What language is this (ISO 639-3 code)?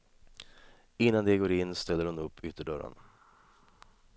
swe